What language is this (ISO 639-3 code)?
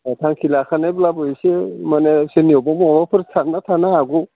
brx